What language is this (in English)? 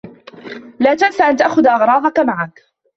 Arabic